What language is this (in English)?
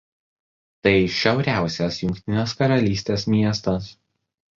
Lithuanian